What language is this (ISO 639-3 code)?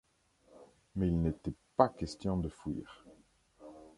fra